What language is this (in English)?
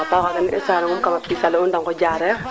Serer